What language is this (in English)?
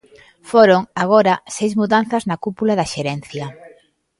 Galician